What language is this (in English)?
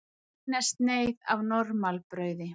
Icelandic